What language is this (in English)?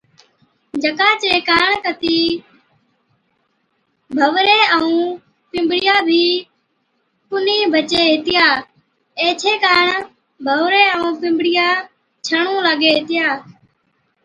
Od